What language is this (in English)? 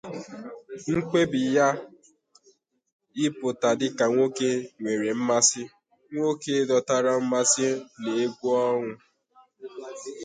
Igbo